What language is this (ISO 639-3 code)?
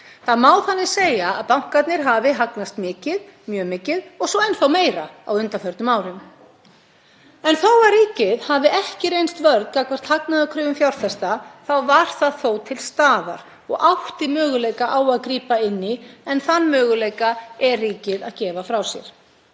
isl